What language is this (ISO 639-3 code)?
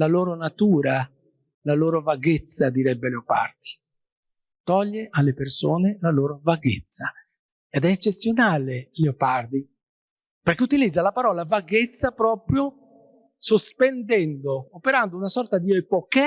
ita